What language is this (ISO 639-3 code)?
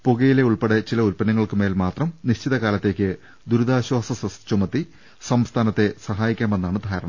mal